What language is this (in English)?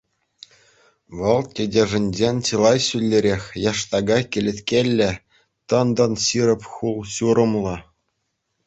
Chuvash